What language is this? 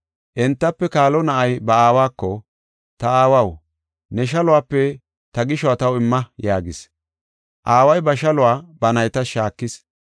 Gofa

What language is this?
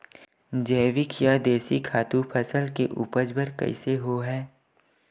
Chhattisgarhi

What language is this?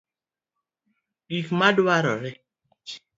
Luo (Kenya and Tanzania)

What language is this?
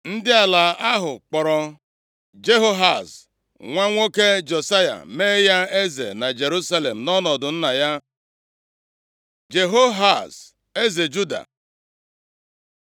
Igbo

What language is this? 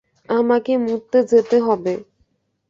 Bangla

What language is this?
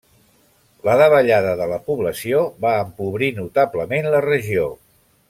Catalan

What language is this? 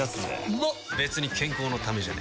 Japanese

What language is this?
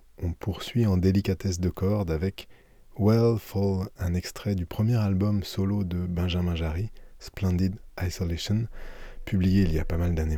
French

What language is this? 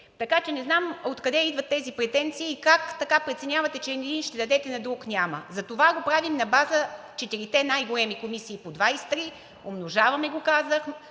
Bulgarian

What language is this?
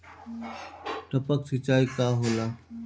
Bhojpuri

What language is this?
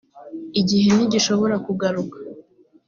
Kinyarwanda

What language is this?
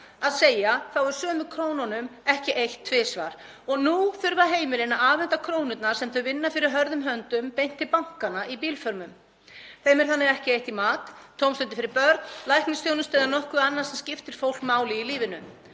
Icelandic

